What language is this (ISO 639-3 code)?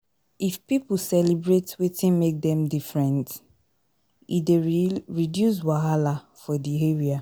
pcm